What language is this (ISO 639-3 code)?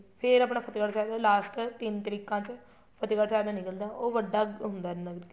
pan